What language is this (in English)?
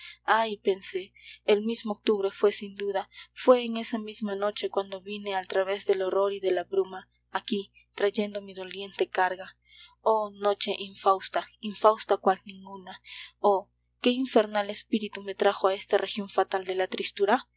Spanish